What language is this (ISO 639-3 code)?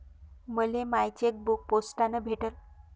mar